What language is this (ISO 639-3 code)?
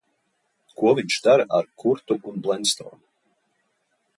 lav